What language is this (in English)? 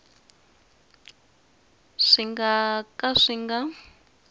Tsonga